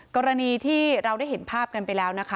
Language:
Thai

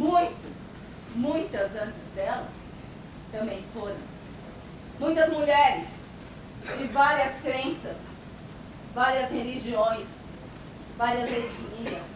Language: Portuguese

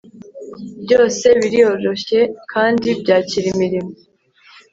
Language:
Kinyarwanda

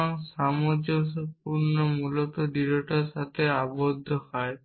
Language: Bangla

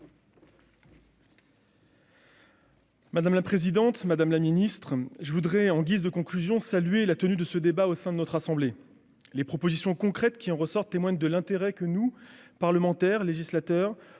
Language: French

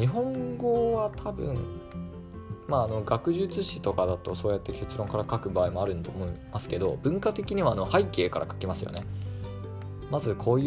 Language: Japanese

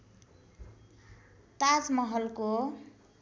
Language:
Nepali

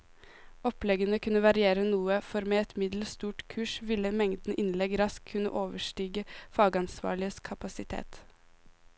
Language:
Norwegian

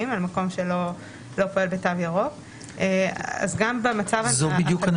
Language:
Hebrew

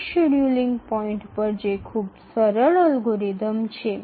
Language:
Gujarati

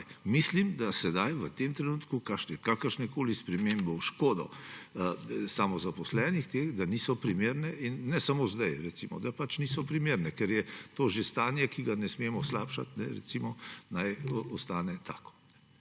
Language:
Slovenian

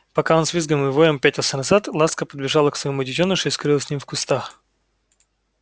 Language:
Russian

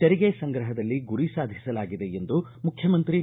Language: Kannada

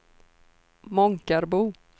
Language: Swedish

